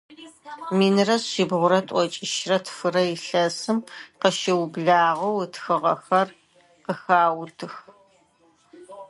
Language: Adyghe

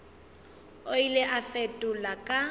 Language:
Northern Sotho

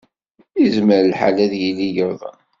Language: Kabyle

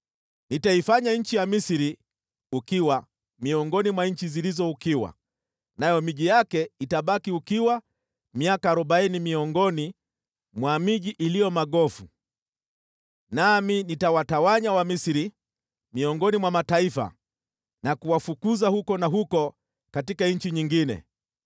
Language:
Swahili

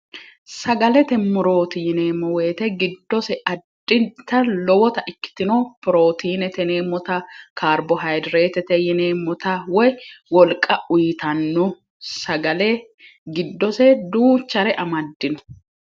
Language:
Sidamo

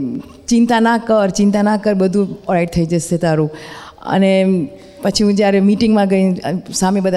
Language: Gujarati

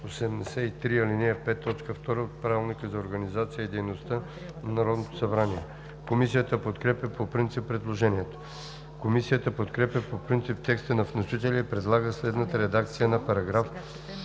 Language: Bulgarian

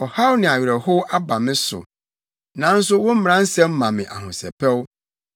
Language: Akan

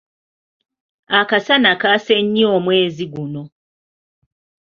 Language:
Ganda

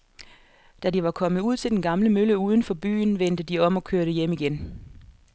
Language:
Danish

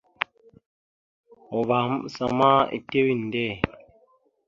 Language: Mada (Cameroon)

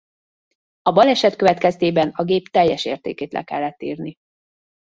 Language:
Hungarian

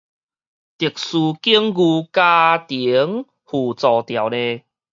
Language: Min Nan Chinese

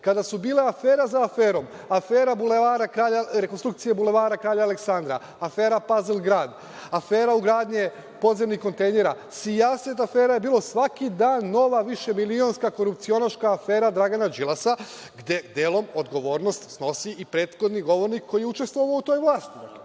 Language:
Serbian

